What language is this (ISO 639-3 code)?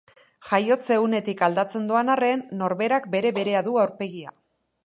eus